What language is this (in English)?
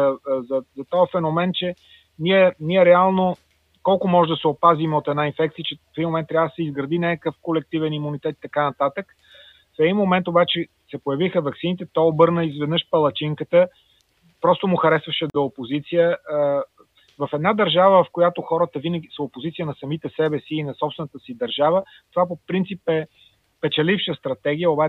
Bulgarian